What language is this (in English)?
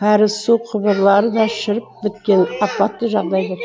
Kazakh